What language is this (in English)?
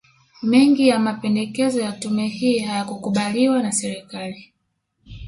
Swahili